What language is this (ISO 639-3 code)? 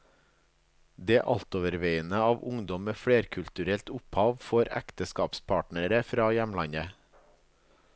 nor